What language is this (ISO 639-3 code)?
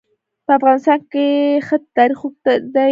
pus